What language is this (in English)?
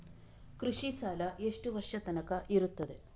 Kannada